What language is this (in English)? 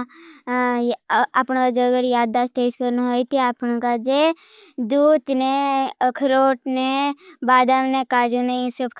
Bhili